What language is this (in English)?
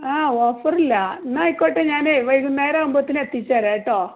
Malayalam